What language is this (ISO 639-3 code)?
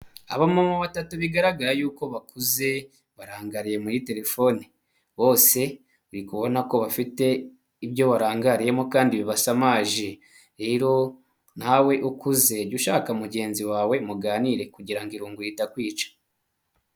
kin